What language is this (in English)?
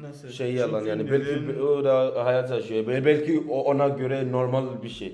Turkish